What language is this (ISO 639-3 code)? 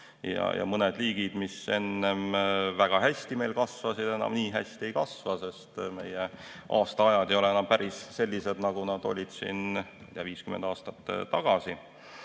est